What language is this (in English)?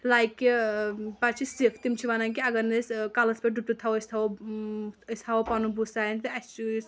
Kashmiri